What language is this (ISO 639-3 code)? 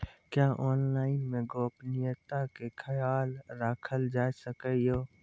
mai